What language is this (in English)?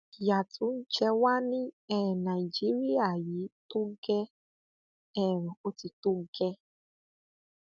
Yoruba